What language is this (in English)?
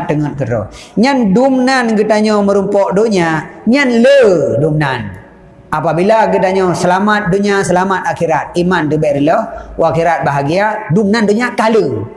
Malay